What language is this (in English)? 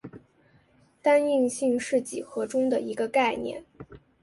Chinese